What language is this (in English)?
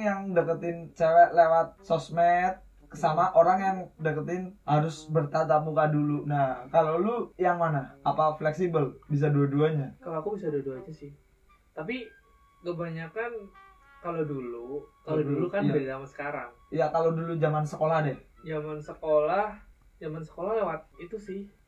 Indonesian